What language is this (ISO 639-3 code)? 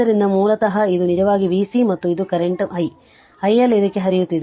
kan